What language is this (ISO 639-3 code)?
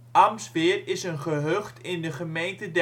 nld